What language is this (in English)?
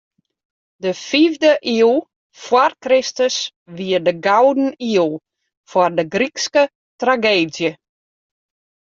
Western Frisian